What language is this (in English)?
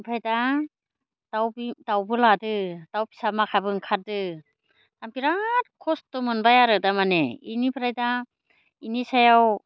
Bodo